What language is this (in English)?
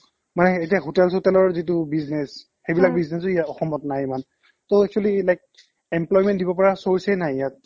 Assamese